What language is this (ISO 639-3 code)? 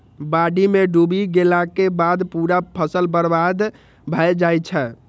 mai